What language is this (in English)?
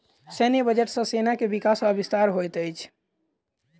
Maithili